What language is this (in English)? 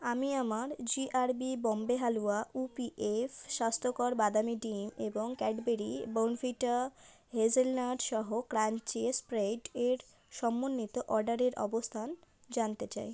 Bangla